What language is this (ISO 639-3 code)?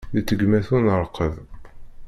kab